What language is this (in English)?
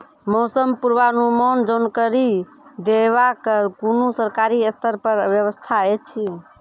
Maithili